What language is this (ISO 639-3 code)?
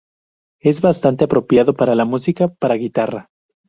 spa